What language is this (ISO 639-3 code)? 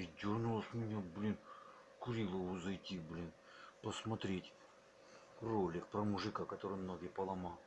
rus